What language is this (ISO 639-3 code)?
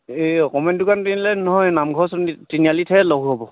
asm